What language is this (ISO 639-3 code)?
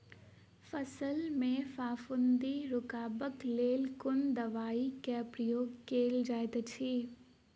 mai